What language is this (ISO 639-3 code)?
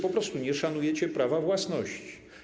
pol